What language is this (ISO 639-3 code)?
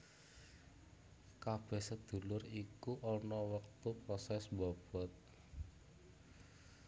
jav